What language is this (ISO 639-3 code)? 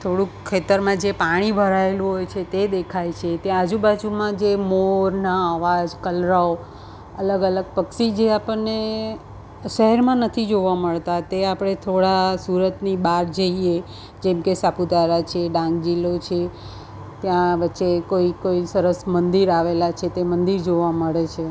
guj